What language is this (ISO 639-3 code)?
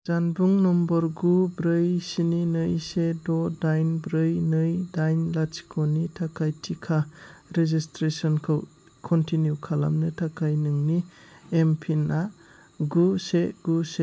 brx